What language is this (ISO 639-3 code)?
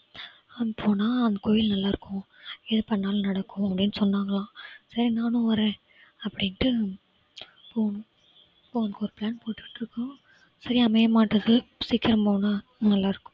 tam